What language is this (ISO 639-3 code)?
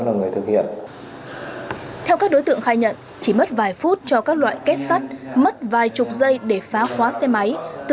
vie